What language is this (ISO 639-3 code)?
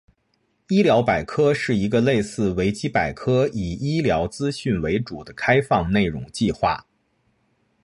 zho